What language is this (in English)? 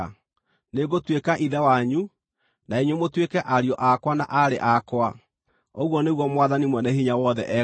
Kikuyu